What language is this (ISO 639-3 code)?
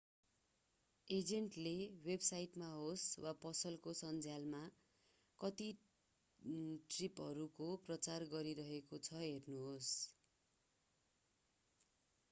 nep